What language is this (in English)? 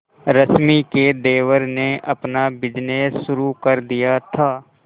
Hindi